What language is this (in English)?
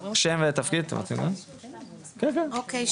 Hebrew